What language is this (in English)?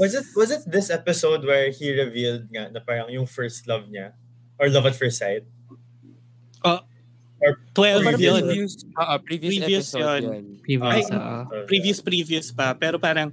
Filipino